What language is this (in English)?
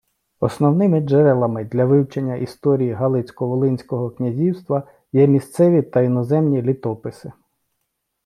Ukrainian